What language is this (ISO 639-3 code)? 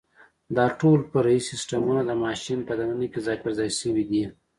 pus